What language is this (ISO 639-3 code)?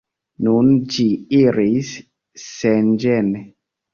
epo